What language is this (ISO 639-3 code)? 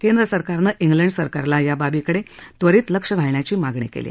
mar